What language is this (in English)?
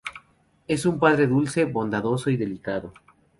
Spanish